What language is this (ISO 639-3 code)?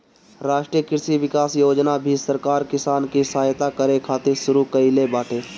bho